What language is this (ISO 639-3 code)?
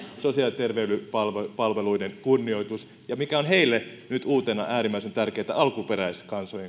fin